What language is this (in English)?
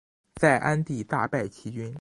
Chinese